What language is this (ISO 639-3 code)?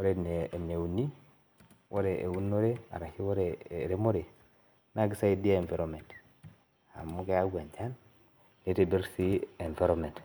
mas